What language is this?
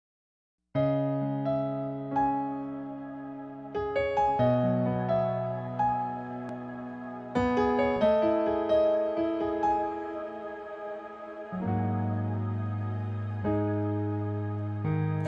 Spanish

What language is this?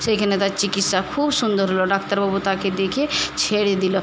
Bangla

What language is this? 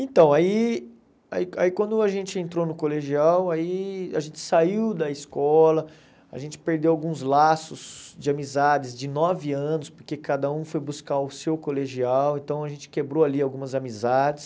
Portuguese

